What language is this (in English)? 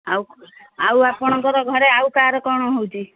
Odia